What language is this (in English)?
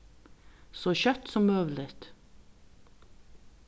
Faroese